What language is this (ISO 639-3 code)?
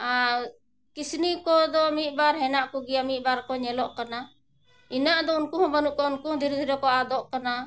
sat